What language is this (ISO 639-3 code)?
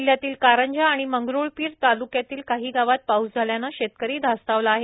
mar